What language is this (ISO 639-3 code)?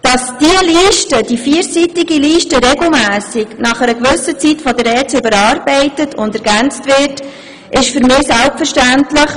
gsw